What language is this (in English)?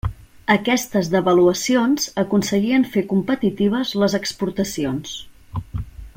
Catalan